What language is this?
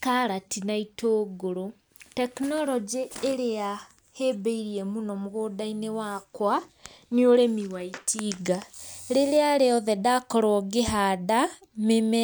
Kikuyu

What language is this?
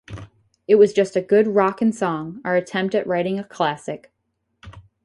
English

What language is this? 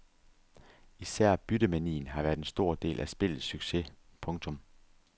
Danish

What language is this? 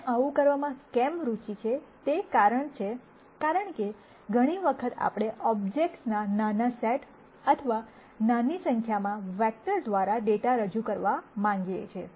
Gujarati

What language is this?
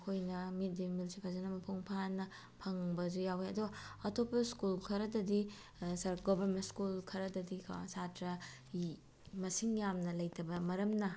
Manipuri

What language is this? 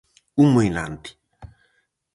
Galician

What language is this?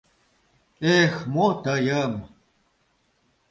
Mari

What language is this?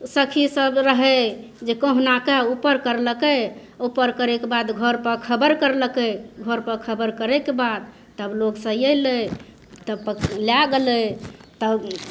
Maithili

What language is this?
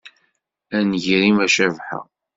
Kabyle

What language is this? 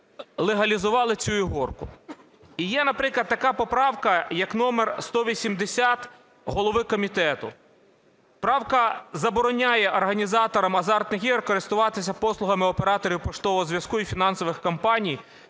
Ukrainian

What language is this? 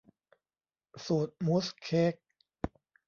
Thai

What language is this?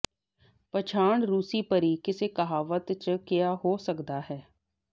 Punjabi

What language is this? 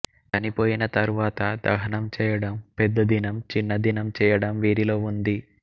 Telugu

